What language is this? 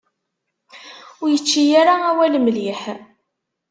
Kabyle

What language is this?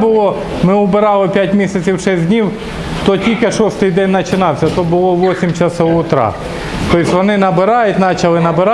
Russian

